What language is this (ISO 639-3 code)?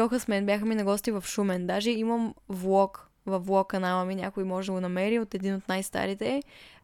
bul